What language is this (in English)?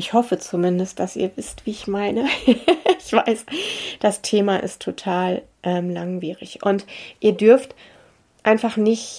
German